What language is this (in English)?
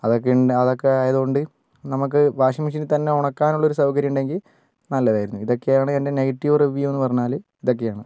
Malayalam